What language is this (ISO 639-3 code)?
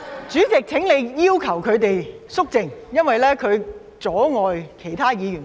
yue